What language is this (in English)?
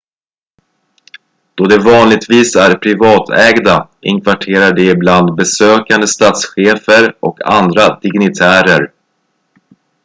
Swedish